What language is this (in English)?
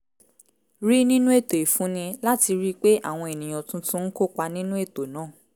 Yoruba